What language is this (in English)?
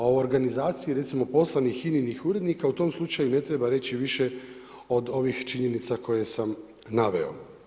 Croatian